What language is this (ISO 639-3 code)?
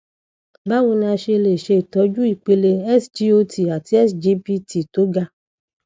yor